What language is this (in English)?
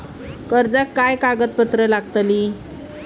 Marathi